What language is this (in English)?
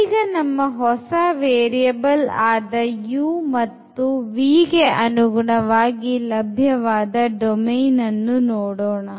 Kannada